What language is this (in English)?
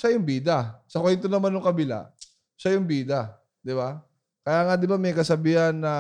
Filipino